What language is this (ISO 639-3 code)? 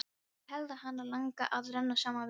isl